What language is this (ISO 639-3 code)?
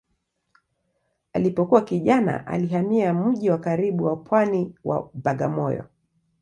swa